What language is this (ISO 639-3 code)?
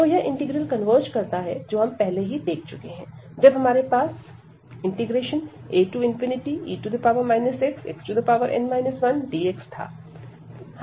hin